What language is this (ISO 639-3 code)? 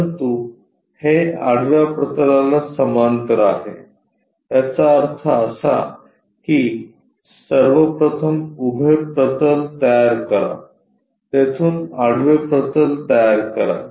mar